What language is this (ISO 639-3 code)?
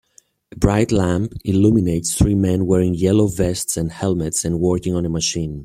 eng